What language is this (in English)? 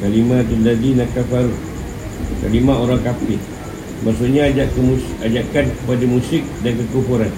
Malay